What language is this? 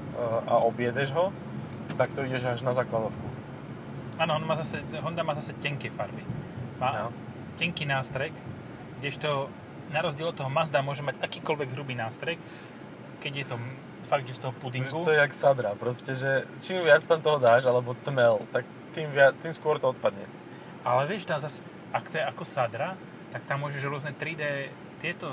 Slovak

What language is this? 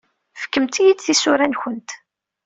Kabyle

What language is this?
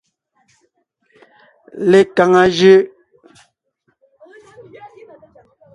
Ngiemboon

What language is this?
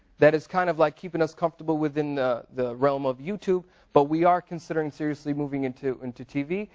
English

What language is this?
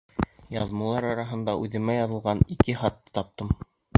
Bashkir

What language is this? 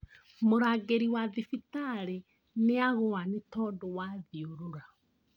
Kikuyu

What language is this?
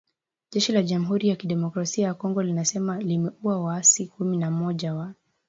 Swahili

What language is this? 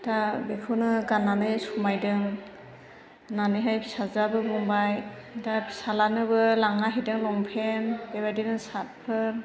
Bodo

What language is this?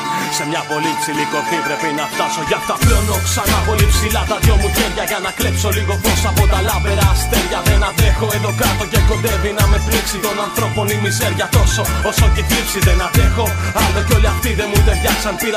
Greek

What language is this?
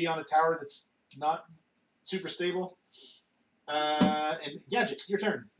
English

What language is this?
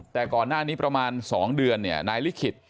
Thai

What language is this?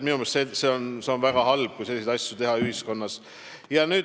Estonian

